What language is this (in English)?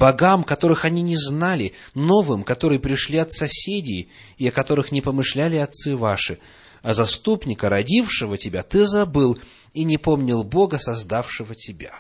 Russian